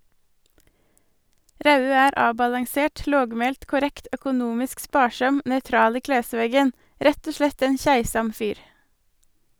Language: Norwegian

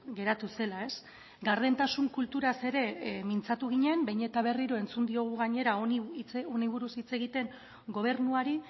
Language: Basque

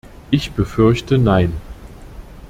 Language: German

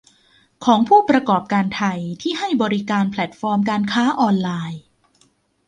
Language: Thai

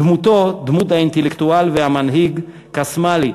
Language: Hebrew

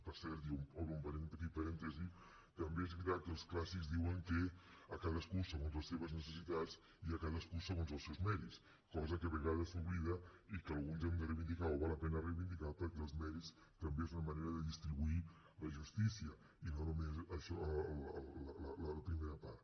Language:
Catalan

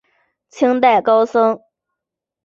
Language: Chinese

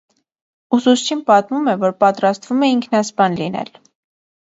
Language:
Armenian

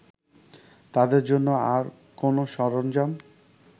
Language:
Bangla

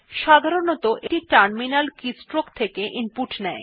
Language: Bangla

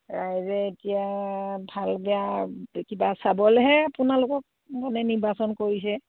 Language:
Assamese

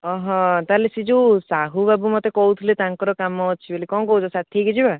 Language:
Odia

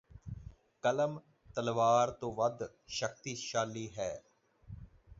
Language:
Punjabi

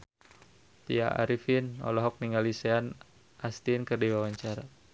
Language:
Sundanese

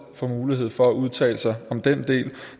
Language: Danish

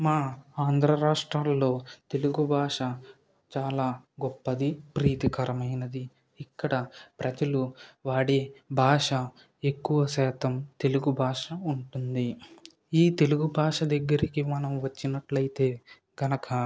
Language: Telugu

